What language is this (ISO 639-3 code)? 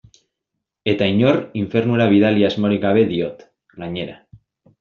eus